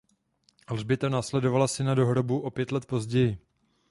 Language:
Czech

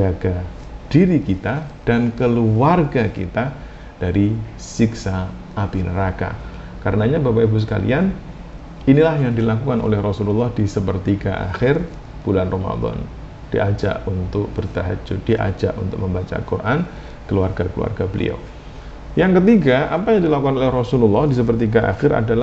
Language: Indonesian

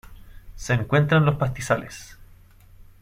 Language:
Spanish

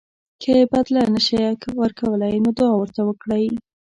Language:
Pashto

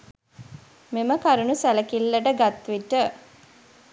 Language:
Sinhala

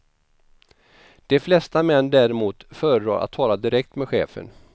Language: Swedish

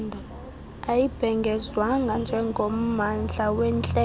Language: Xhosa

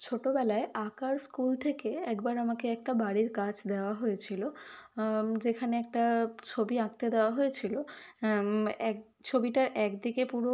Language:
Bangla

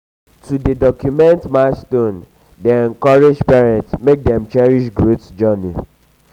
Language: Nigerian Pidgin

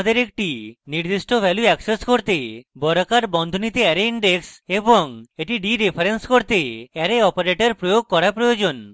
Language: Bangla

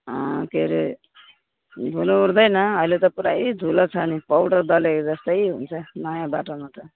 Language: Nepali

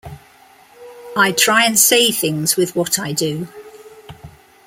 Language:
English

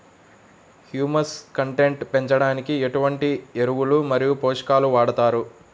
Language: Telugu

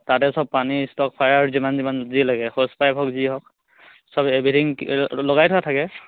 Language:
Assamese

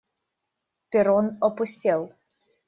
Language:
Russian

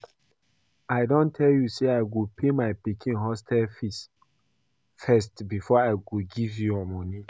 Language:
Nigerian Pidgin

